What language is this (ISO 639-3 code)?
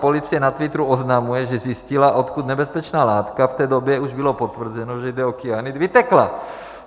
ces